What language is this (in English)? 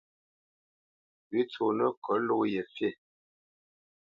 Bamenyam